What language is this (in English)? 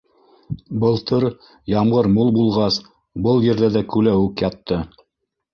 Bashkir